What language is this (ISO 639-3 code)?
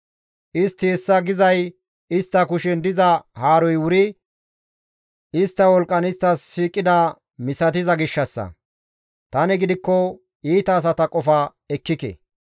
gmv